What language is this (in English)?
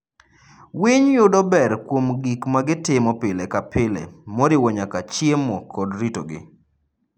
Luo (Kenya and Tanzania)